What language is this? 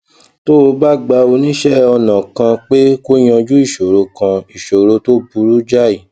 Yoruba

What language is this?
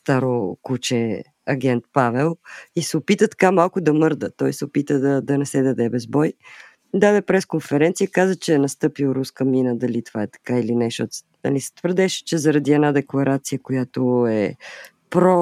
Bulgarian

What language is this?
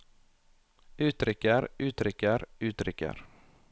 Norwegian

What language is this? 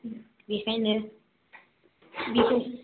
Bodo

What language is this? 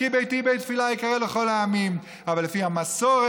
Hebrew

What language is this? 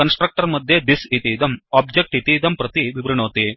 Sanskrit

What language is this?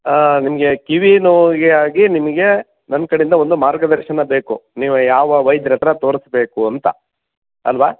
Kannada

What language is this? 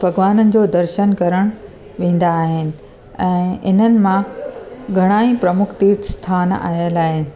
Sindhi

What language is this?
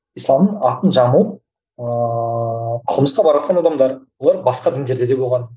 Kazakh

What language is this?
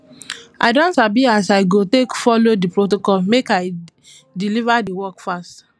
Nigerian Pidgin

